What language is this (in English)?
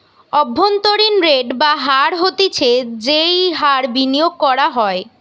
Bangla